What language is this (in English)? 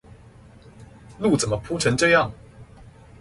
Chinese